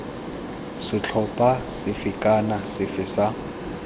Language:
Tswana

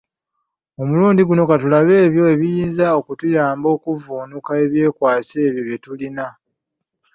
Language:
Ganda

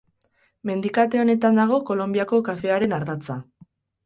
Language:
Basque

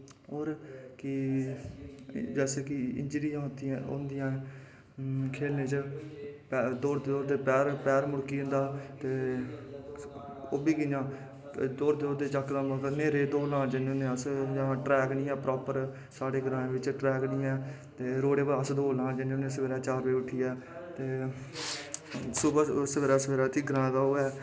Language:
Dogri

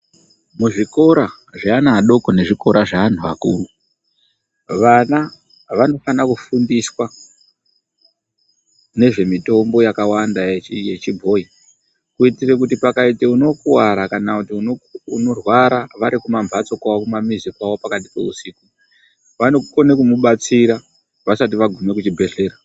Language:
Ndau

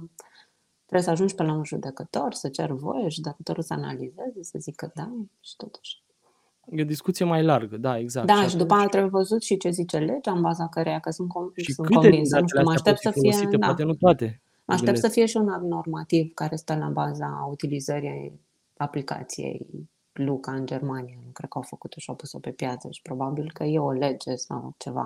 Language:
Romanian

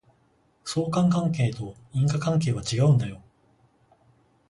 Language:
Japanese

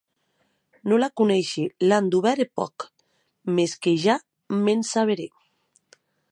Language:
Occitan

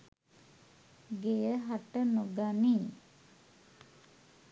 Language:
Sinhala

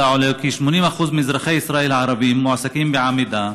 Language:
Hebrew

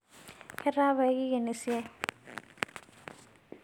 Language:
Masai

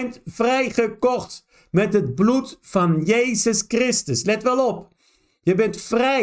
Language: Dutch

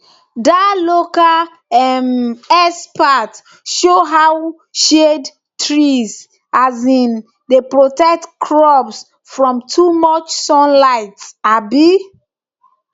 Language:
Nigerian Pidgin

